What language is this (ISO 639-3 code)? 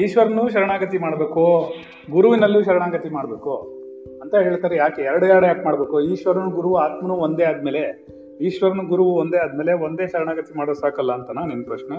kan